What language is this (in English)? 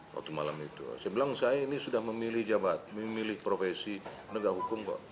Indonesian